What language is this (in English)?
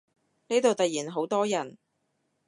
Cantonese